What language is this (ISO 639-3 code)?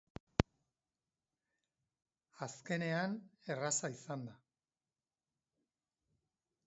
eus